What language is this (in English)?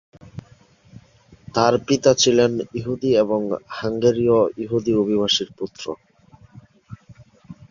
Bangla